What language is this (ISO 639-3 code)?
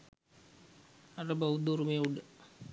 sin